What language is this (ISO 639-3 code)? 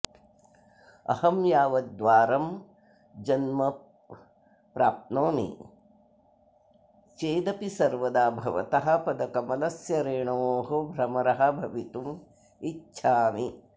san